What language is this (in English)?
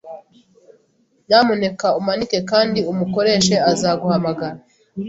Kinyarwanda